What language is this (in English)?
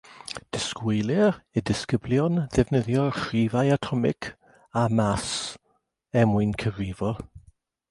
Welsh